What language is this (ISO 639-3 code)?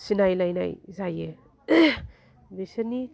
brx